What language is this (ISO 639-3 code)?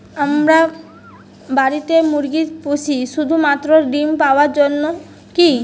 ben